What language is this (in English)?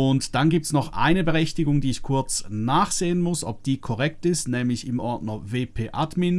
German